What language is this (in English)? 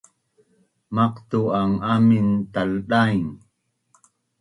Bunun